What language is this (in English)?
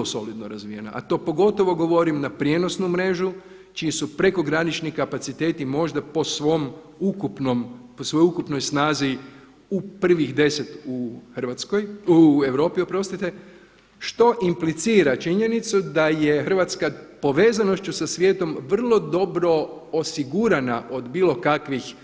Croatian